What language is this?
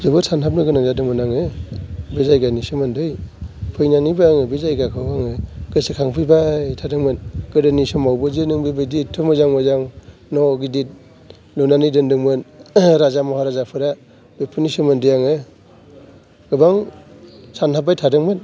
Bodo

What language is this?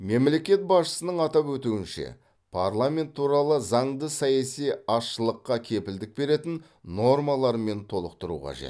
Kazakh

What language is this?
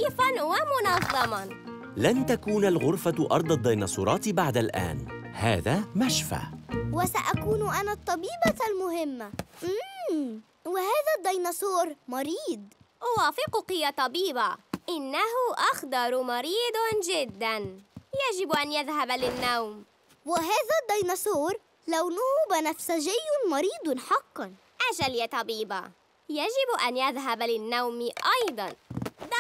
Arabic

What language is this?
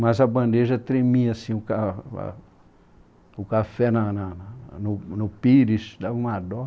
Portuguese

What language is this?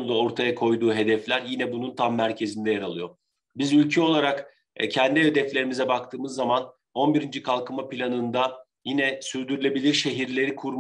Turkish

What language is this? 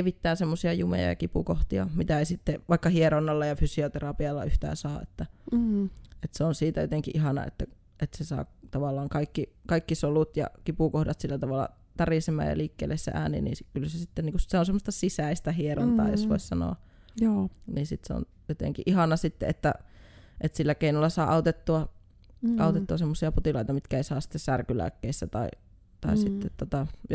Finnish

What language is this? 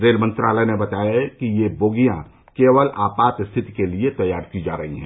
Hindi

